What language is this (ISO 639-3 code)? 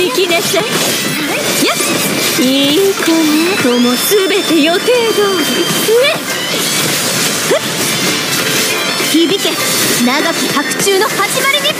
jpn